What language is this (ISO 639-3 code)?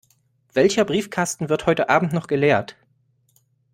deu